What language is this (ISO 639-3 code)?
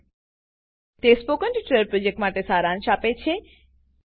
guj